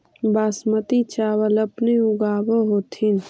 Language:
Magahi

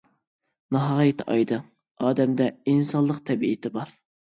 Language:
Uyghur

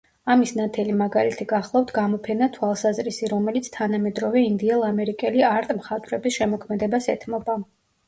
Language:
Georgian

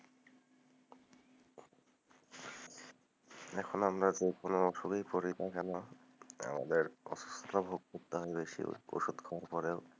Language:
Bangla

